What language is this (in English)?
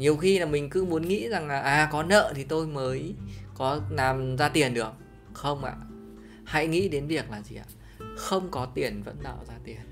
Vietnamese